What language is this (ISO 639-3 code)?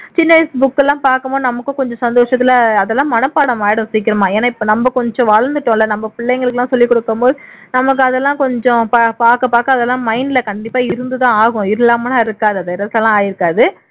tam